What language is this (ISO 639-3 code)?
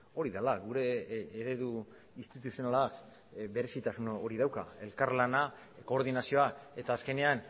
eus